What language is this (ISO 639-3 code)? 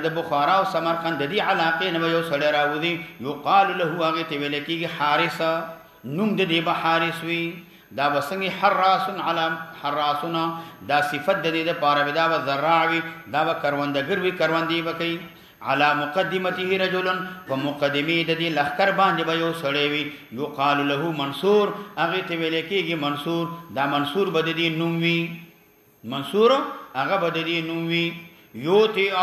ara